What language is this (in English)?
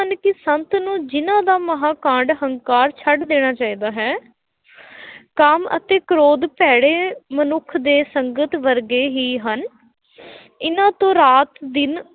Punjabi